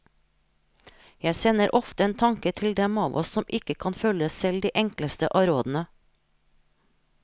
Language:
Norwegian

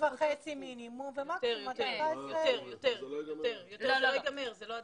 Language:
Hebrew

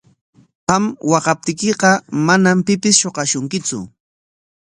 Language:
Corongo Ancash Quechua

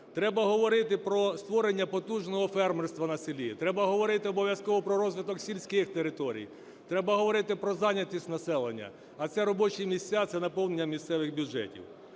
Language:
Ukrainian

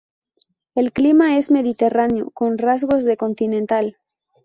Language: Spanish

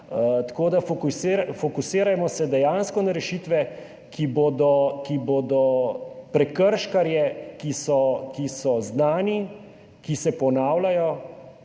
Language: Slovenian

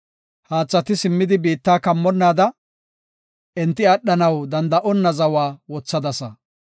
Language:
Gofa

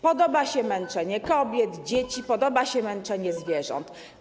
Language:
Polish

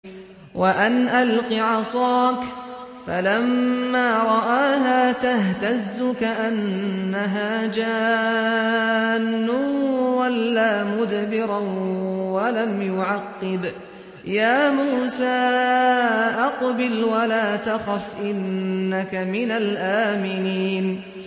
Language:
Arabic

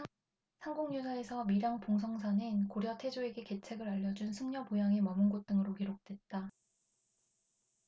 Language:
Korean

